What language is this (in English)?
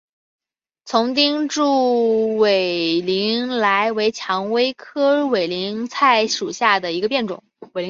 Chinese